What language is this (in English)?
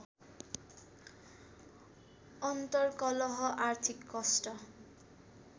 Nepali